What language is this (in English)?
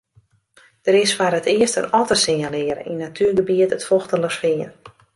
Western Frisian